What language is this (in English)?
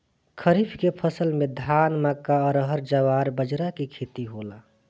Bhojpuri